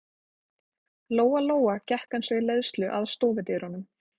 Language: Icelandic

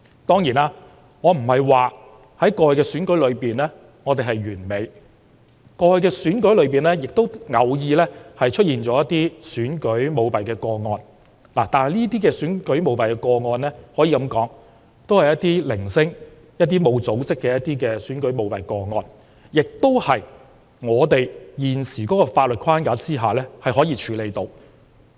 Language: Cantonese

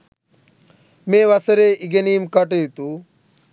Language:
Sinhala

